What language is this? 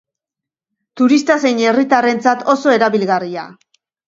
Basque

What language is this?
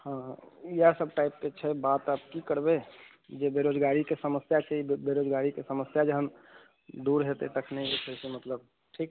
Maithili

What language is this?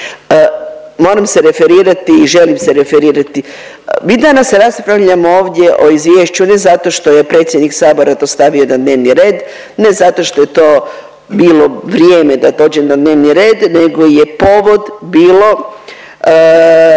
Croatian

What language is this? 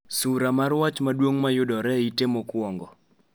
Luo (Kenya and Tanzania)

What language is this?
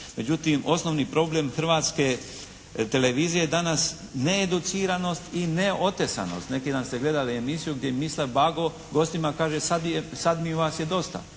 Croatian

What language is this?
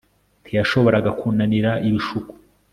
Kinyarwanda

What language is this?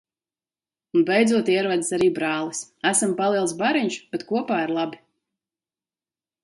Latvian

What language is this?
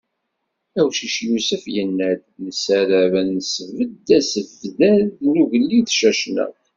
Kabyle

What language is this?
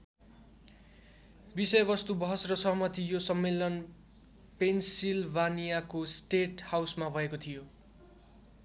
Nepali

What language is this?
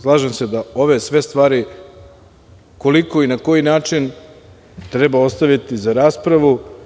Serbian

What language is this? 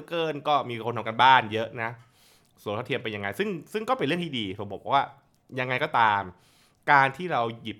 Thai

